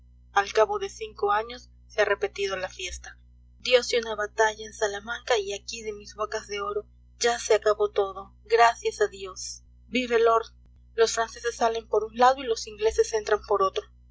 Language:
Spanish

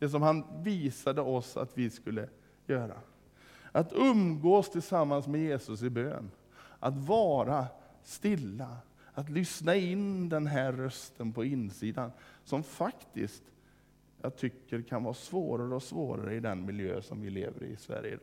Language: Swedish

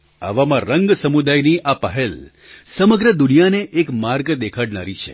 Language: Gujarati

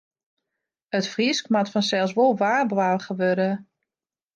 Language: Western Frisian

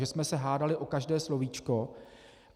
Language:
Czech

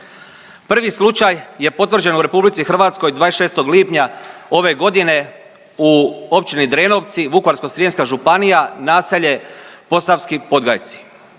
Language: Croatian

